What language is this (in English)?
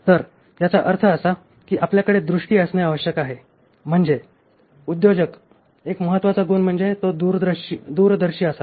Marathi